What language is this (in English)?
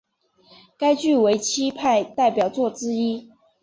Chinese